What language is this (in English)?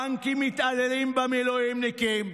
Hebrew